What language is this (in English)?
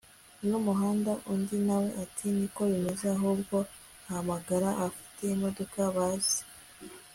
Kinyarwanda